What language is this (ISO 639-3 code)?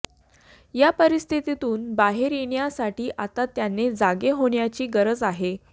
mar